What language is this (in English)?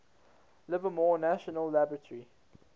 English